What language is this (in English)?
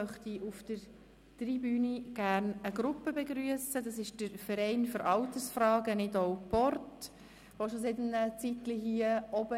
Swiss German